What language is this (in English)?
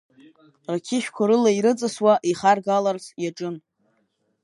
Abkhazian